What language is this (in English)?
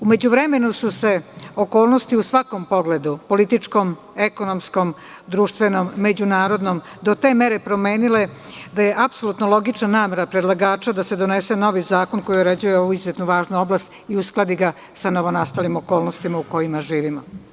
Serbian